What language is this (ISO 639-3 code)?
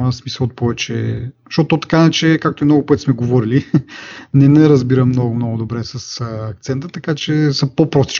bul